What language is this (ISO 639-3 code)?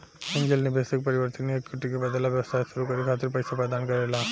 bho